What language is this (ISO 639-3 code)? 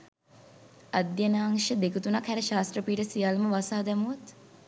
sin